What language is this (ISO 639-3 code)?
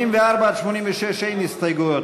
heb